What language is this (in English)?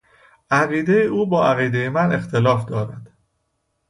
Persian